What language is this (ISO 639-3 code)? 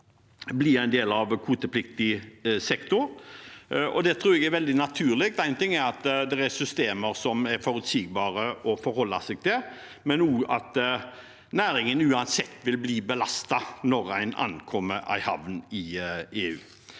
nor